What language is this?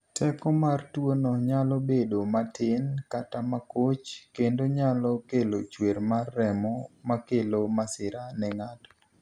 Luo (Kenya and Tanzania)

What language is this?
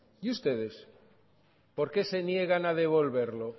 Spanish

